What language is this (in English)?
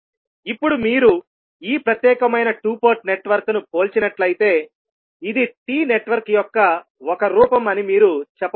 Telugu